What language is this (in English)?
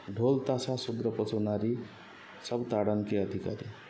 Odia